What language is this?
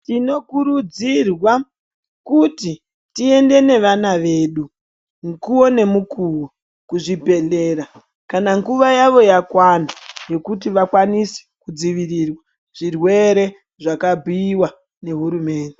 Ndau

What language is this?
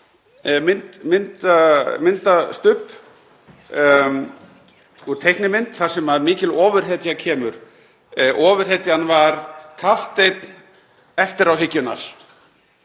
Icelandic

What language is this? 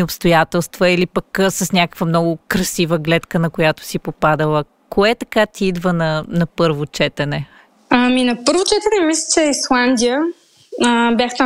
Bulgarian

